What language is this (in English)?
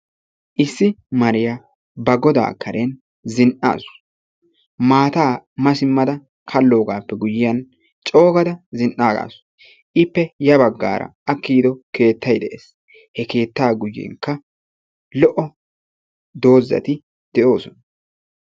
Wolaytta